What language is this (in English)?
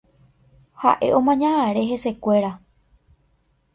Guarani